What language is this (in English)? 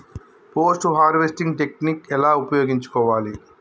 Telugu